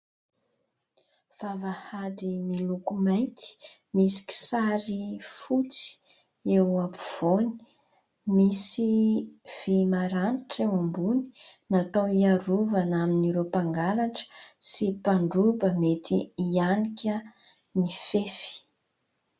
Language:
Malagasy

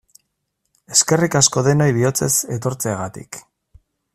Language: Basque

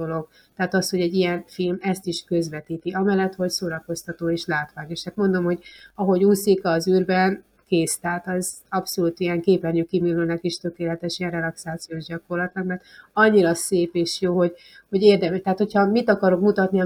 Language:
Hungarian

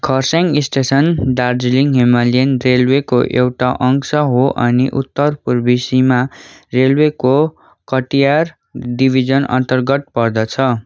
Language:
Nepali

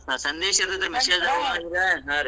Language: Kannada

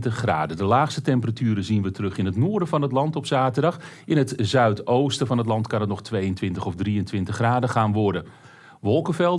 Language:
Dutch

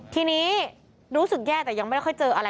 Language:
Thai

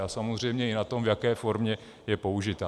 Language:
Czech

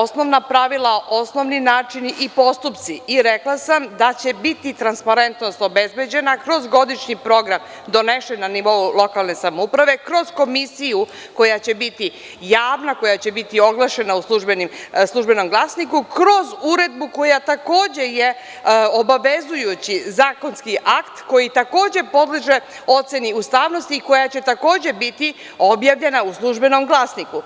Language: Serbian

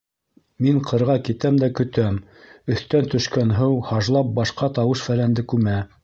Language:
Bashkir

